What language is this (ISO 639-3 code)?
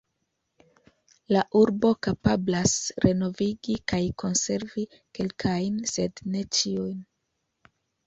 epo